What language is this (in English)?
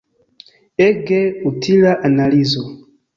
Esperanto